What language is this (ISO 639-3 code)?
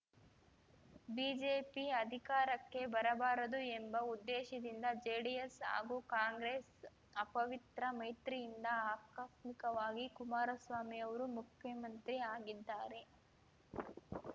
kan